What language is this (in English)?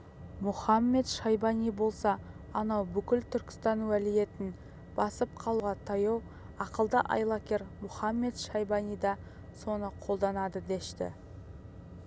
Kazakh